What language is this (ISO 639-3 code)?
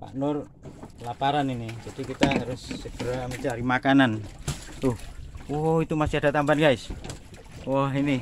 ind